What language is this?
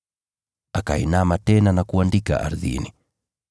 Swahili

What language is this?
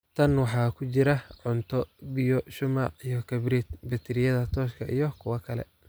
Somali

